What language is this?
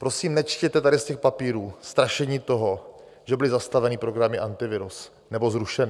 Czech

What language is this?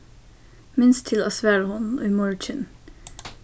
Faroese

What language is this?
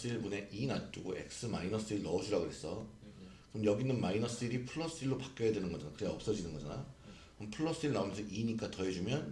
Korean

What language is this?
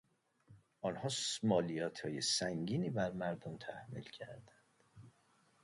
Persian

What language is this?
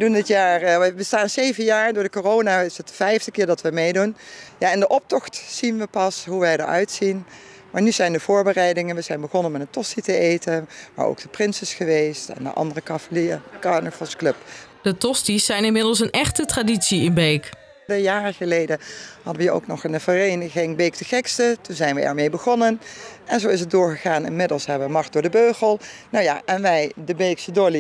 Dutch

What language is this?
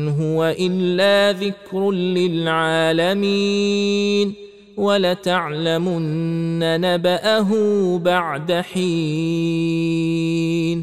Arabic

